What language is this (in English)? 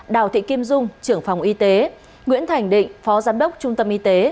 Vietnamese